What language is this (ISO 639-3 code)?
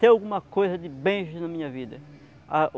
por